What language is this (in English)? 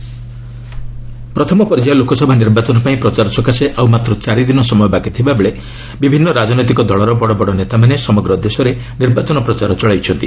Odia